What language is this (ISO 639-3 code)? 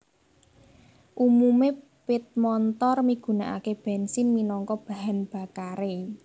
jav